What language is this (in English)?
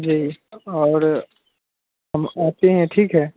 Urdu